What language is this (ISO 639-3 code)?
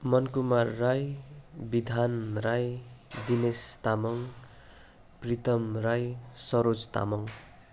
nep